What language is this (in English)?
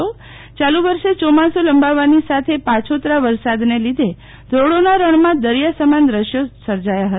Gujarati